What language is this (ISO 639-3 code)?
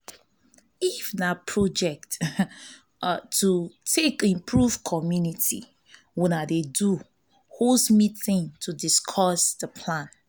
pcm